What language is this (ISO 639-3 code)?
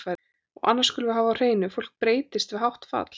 isl